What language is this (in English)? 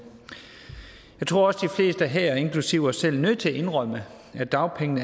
Danish